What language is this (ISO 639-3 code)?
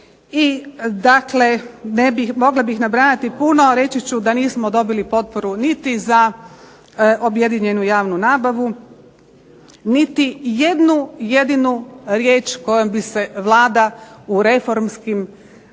hrv